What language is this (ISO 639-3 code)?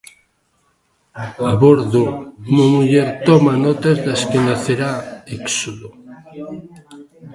glg